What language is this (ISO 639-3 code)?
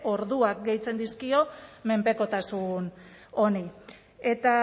eus